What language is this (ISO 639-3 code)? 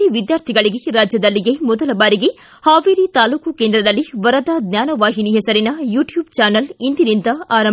kan